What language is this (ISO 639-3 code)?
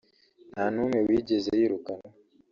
kin